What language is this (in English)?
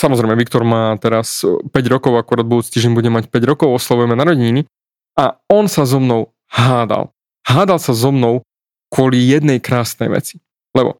Slovak